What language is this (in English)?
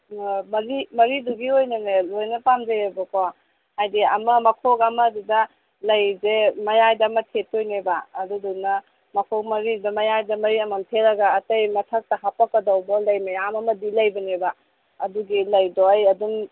Manipuri